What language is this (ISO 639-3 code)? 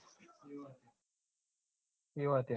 guj